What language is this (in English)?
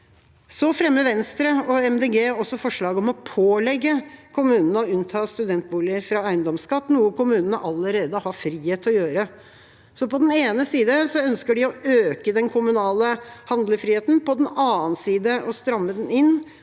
Norwegian